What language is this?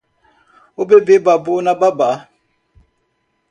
Portuguese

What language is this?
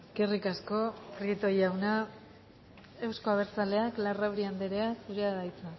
Basque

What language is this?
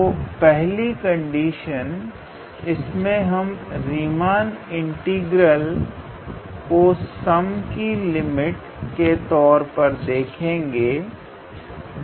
Hindi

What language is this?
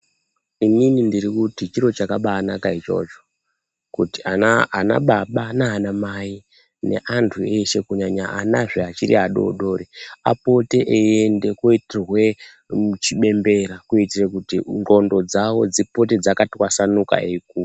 Ndau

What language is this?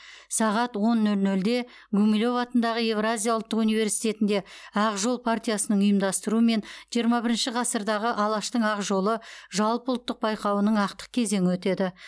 Kazakh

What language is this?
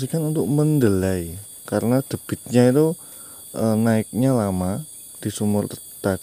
Indonesian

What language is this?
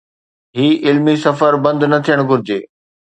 Sindhi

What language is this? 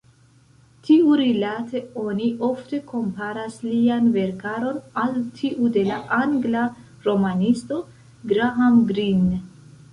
Esperanto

